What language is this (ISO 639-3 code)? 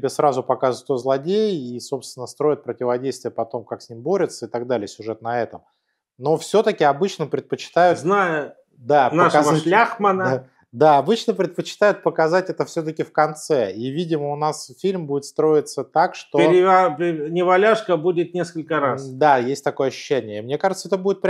rus